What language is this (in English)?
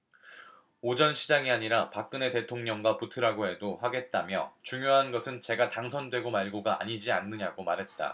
Korean